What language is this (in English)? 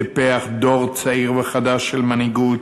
Hebrew